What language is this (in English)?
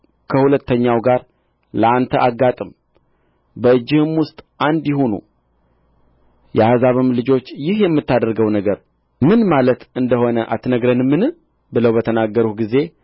Amharic